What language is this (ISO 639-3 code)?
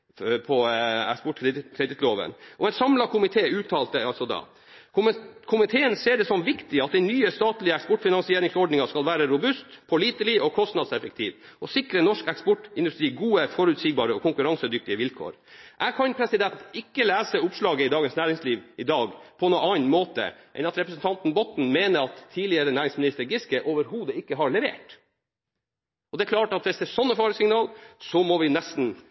nob